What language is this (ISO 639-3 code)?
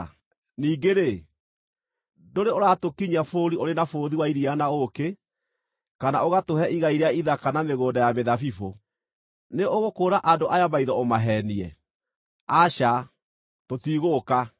kik